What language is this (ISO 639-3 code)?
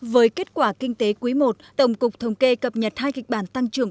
vie